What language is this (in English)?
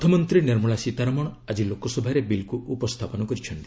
Odia